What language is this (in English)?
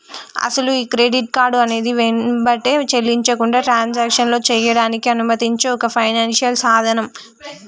Telugu